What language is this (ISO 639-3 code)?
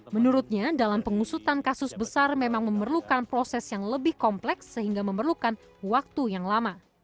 ind